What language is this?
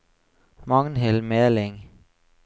Norwegian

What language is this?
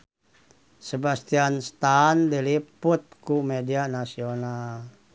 Sundanese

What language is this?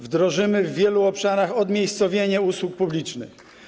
Polish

